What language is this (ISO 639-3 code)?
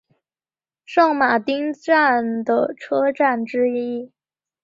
zho